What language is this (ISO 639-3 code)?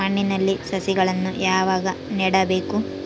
kan